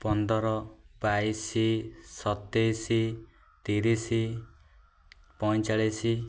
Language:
Odia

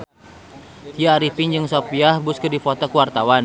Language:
Sundanese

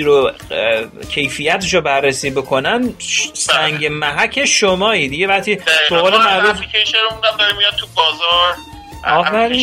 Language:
Persian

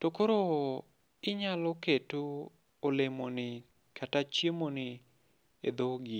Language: Luo (Kenya and Tanzania)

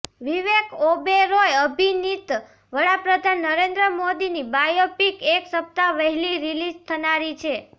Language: Gujarati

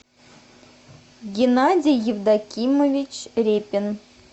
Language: Russian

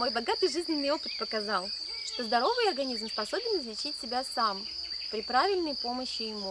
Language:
Russian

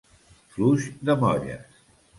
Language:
Catalan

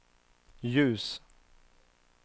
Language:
Swedish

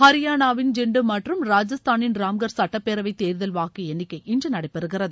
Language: Tamil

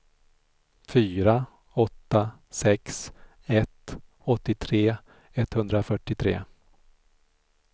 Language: Swedish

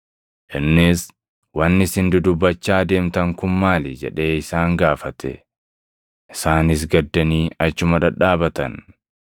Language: Oromo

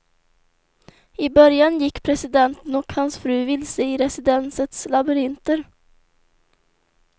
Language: Swedish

